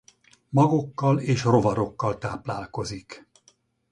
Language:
Hungarian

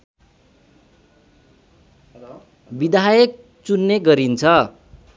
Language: Nepali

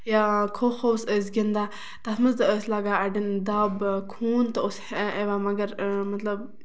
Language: Kashmiri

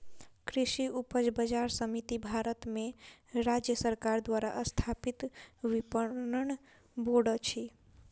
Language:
Maithili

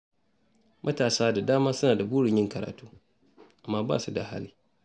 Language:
Hausa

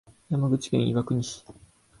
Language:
Japanese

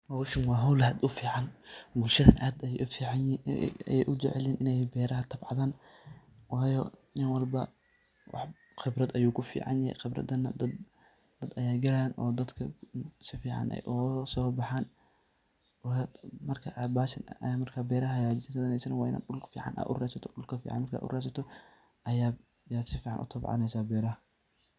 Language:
Somali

